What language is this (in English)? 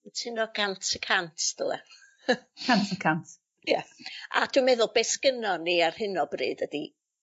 Welsh